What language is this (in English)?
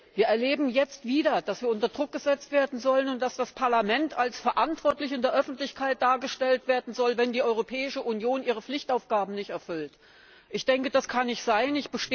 German